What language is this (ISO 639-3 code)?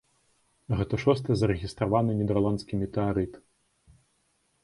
bel